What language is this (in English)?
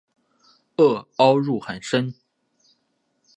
Chinese